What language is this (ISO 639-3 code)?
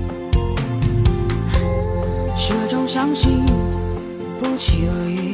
zho